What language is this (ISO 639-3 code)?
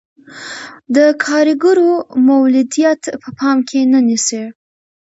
pus